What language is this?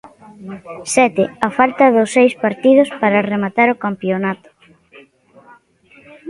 Galician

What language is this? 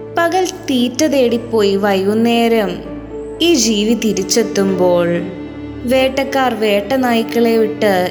Malayalam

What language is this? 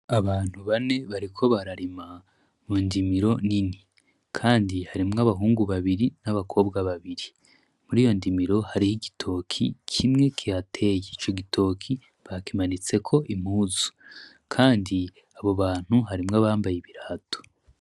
Rundi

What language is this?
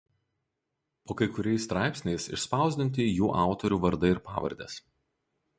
Lithuanian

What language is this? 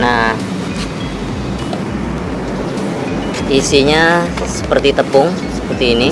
Indonesian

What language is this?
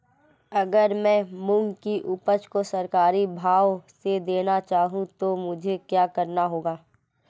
Hindi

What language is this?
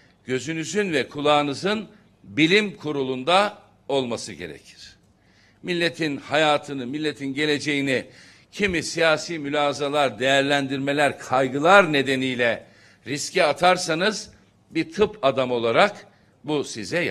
Turkish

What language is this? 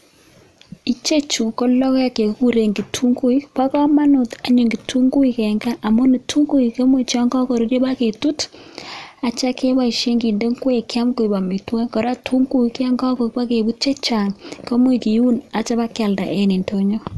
Kalenjin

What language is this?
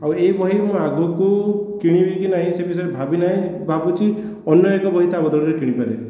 Odia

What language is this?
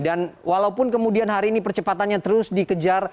Indonesian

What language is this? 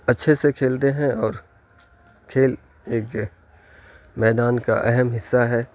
Urdu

